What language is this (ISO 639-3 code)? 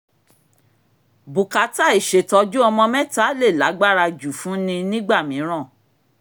yor